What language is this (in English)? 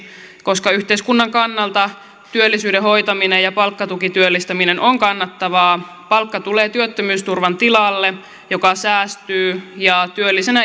Finnish